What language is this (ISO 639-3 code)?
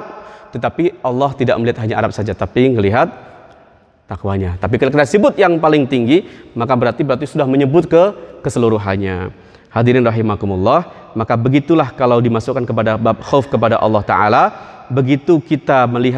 ind